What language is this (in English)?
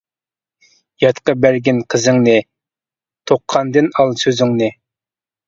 Uyghur